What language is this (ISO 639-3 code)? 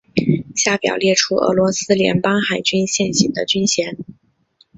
zho